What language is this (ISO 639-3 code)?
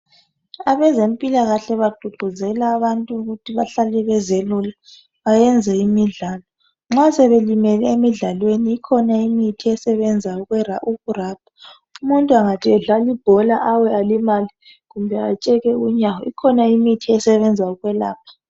nde